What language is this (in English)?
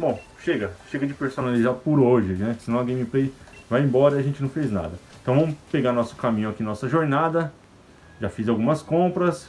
Portuguese